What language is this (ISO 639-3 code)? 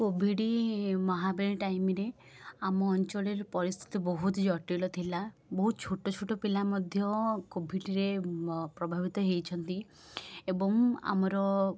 ori